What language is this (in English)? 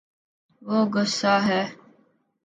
Urdu